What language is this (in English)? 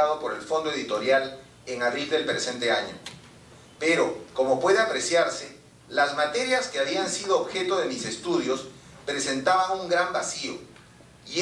Spanish